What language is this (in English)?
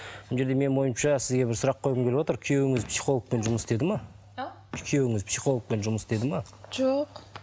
Kazakh